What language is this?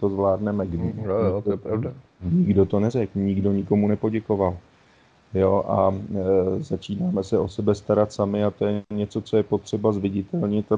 Czech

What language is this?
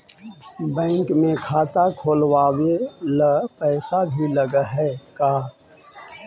Magahi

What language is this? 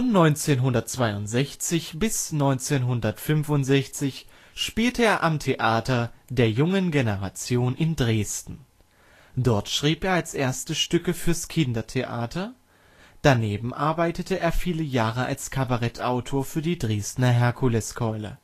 German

